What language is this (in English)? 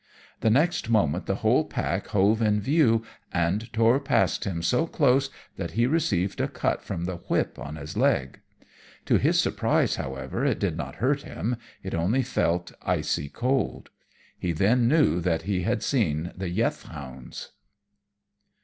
English